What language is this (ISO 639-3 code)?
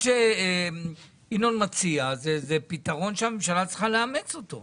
heb